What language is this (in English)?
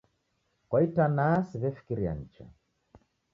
Taita